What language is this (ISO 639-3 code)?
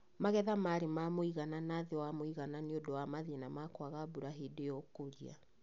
kik